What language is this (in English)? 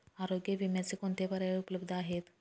Marathi